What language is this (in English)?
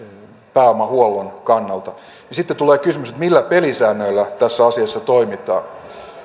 Finnish